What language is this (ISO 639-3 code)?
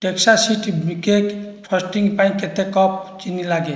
ori